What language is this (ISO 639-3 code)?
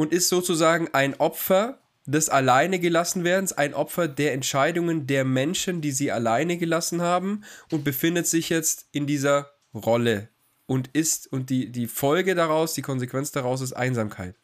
deu